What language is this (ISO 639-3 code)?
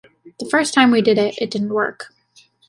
eng